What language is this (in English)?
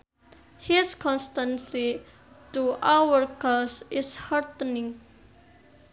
Sundanese